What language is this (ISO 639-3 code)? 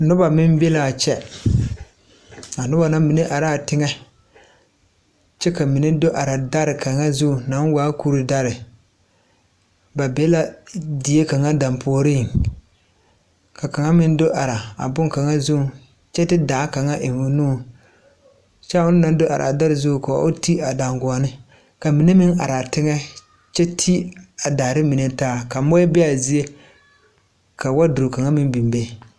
dga